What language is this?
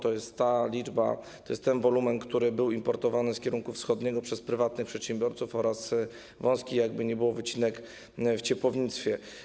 Polish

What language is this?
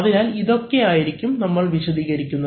Malayalam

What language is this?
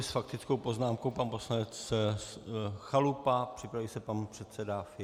Czech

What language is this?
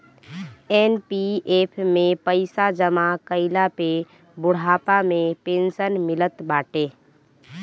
Bhojpuri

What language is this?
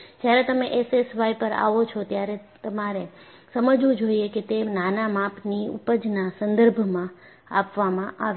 Gujarati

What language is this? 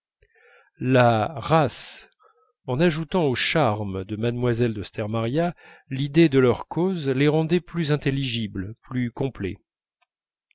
French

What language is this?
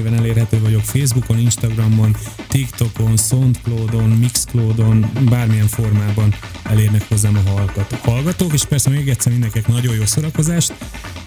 Hungarian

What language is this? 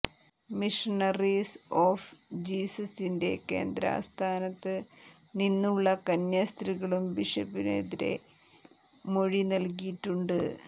Malayalam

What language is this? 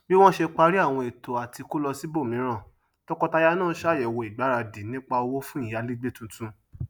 Yoruba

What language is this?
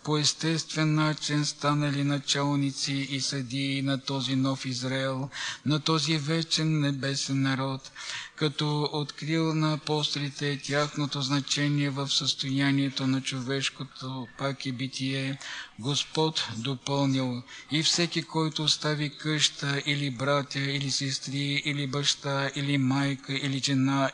Bulgarian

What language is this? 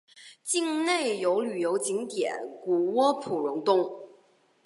Chinese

